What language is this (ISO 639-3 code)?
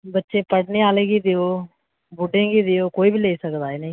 doi